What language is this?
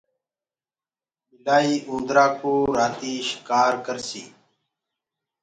Gurgula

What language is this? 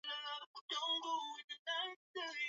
Swahili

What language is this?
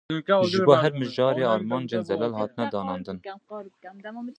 Kurdish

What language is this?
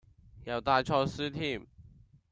Cantonese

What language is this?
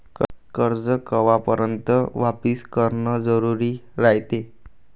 Marathi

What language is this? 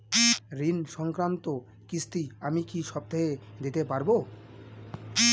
Bangla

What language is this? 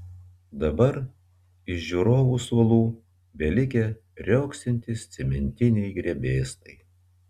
Lithuanian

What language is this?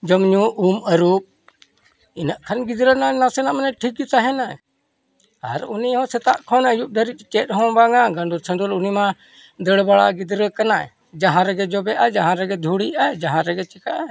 Santali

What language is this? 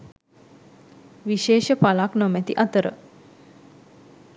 Sinhala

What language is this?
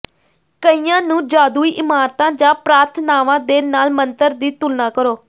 Punjabi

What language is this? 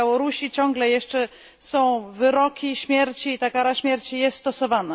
Polish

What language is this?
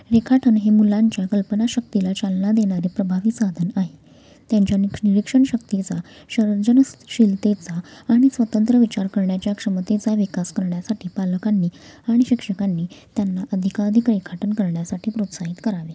Marathi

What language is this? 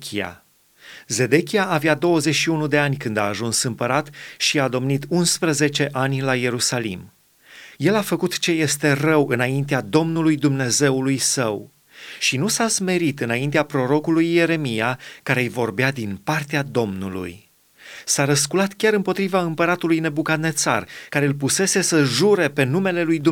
Romanian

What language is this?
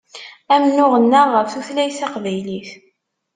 Kabyle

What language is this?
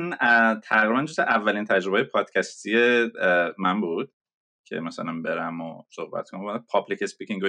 Persian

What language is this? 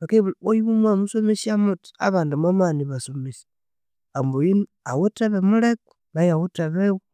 Konzo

